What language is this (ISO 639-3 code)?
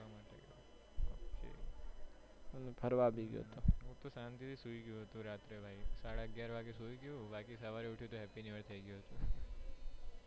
guj